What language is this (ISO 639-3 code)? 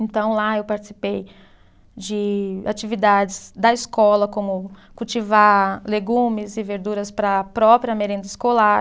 por